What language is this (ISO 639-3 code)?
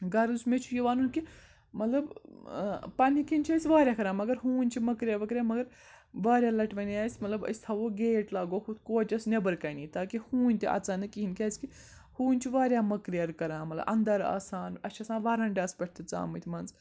kas